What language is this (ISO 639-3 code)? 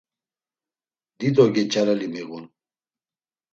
lzz